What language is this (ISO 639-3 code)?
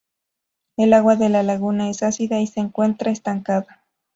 spa